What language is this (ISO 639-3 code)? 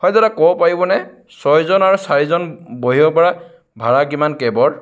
asm